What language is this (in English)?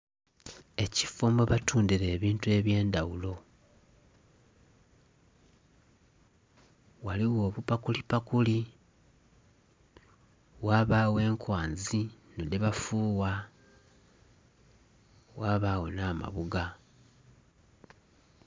Soga